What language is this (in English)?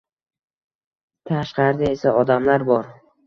Uzbek